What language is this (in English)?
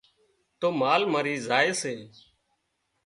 Wadiyara Koli